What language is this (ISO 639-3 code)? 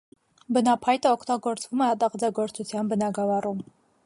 hye